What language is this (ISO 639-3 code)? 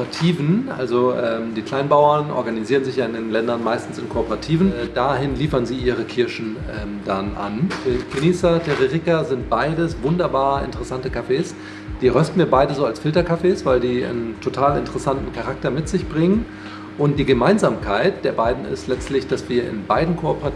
deu